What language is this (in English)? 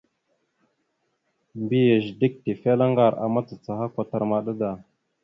Mada (Cameroon)